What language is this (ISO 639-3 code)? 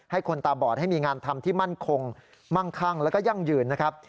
tha